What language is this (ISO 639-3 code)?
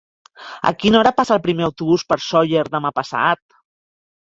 cat